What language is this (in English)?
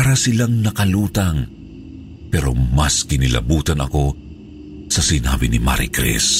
Filipino